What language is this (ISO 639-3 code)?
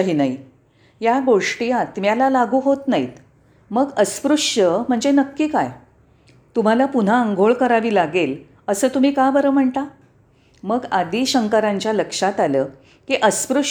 mar